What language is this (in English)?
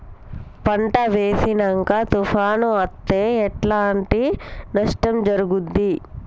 Telugu